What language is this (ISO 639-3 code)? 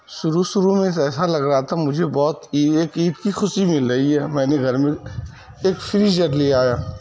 urd